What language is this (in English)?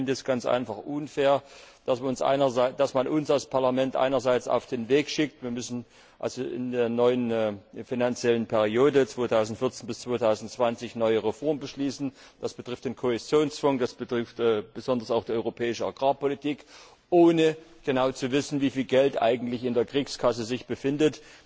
German